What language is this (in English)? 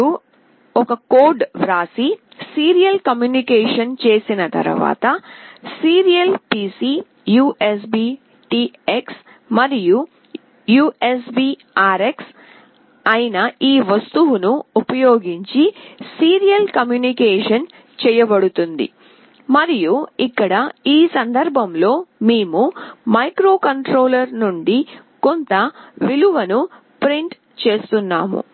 Telugu